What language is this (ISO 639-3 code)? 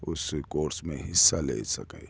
urd